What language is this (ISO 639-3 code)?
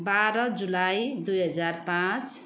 nep